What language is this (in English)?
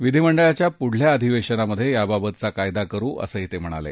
Marathi